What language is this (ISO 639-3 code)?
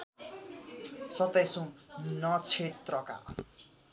nep